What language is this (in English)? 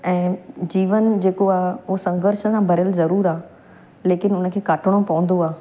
Sindhi